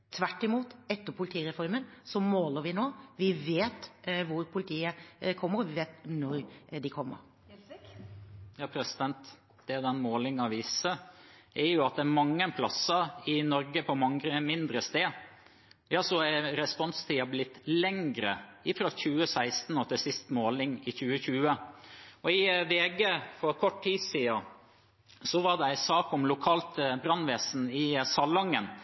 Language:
Norwegian Bokmål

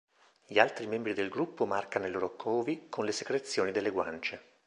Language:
Italian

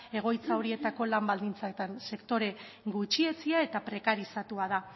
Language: Basque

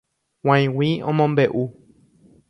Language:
Guarani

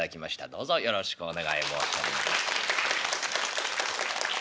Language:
Japanese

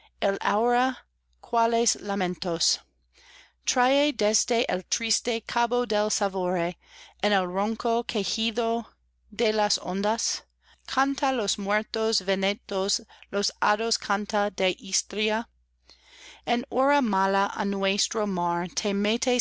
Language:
Spanish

